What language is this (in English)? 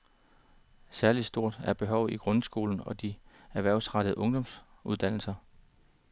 Danish